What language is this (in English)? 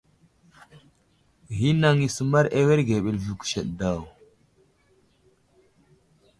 Wuzlam